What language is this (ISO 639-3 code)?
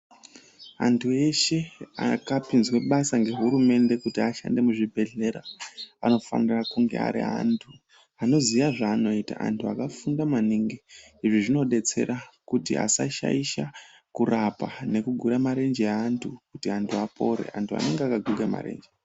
ndc